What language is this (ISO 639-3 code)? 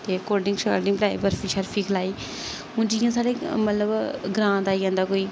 doi